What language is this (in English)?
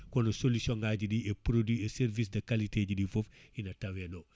Fula